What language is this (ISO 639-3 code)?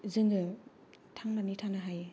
brx